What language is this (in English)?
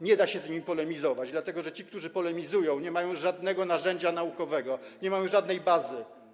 Polish